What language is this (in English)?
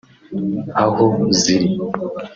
Kinyarwanda